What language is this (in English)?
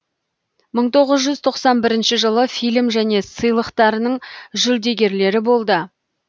Kazakh